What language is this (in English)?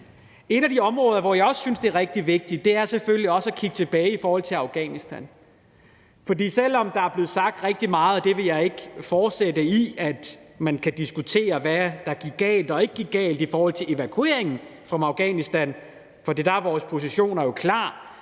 Danish